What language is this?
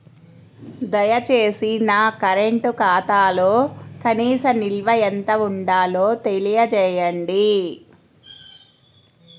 Telugu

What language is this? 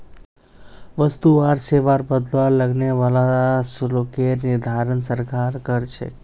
Magahi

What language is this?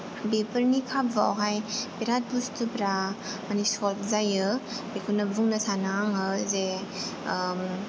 Bodo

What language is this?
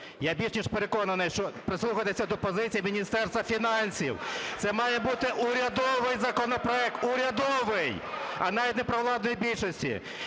Ukrainian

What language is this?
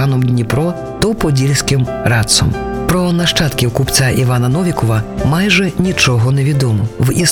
Ukrainian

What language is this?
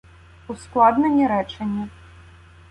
Ukrainian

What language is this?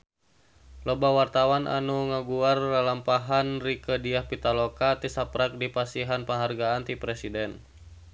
Sundanese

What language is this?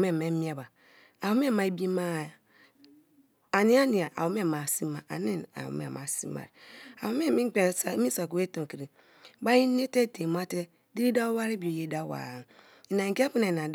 Kalabari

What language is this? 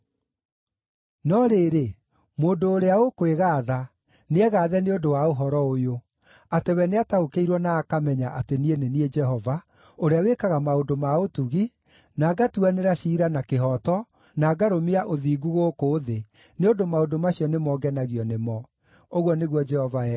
Kikuyu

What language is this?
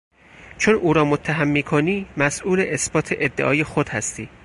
Persian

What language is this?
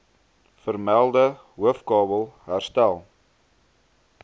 Afrikaans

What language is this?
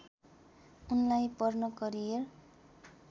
Nepali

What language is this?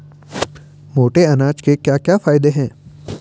Hindi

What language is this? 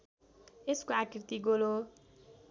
Nepali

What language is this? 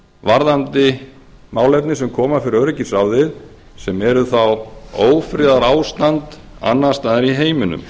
Icelandic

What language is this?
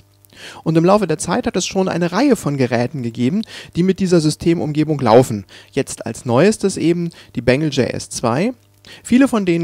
German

